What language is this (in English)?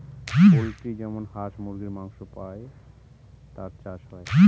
Bangla